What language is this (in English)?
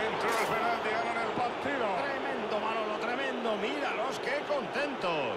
Spanish